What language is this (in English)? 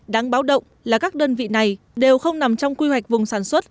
Vietnamese